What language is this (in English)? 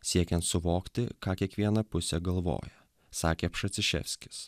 Lithuanian